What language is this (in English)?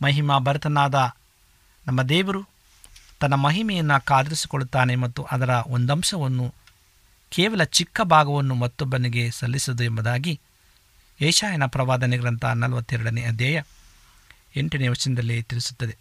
Kannada